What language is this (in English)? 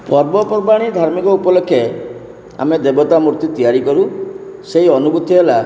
Odia